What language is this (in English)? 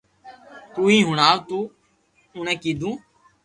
Loarki